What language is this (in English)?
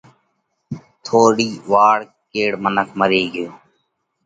Parkari Koli